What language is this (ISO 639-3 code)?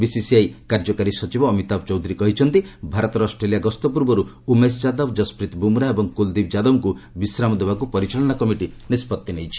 ori